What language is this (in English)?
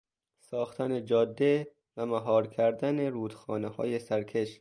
Persian